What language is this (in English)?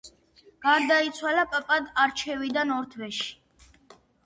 Georgian